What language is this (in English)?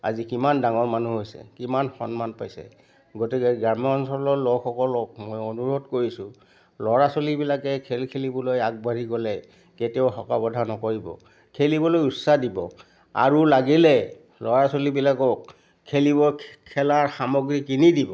Assamese